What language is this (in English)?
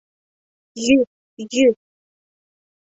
Mari